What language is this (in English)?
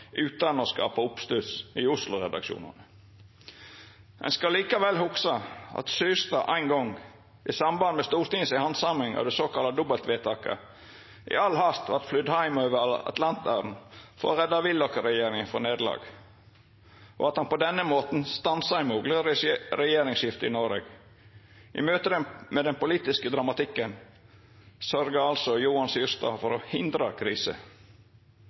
Norwegian Nynorsk